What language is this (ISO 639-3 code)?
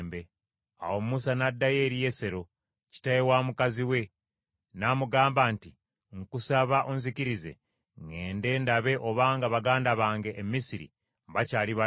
lug